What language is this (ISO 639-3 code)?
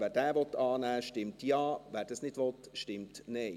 gsw